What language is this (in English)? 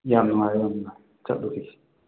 Manipuri